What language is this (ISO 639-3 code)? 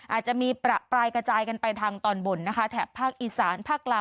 tha